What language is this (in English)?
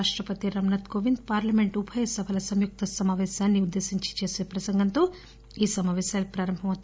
Telugu